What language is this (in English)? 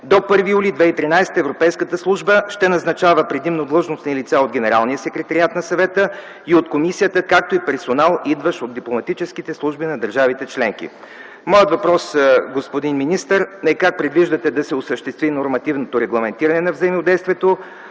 Bulgarian